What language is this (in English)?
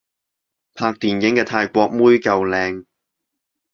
Cantonese